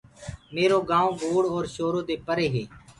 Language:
Gurgula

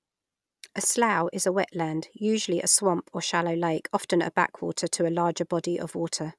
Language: English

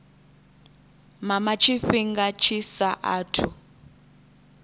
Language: Venda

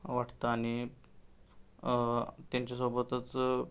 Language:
Marathi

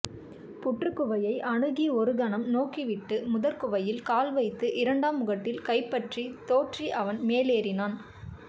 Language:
Tamil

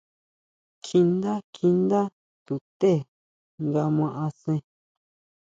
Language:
Huautla Mazatec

